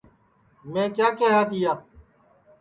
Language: Sansi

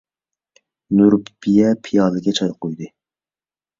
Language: Uyghur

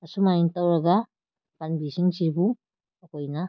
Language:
Manipuri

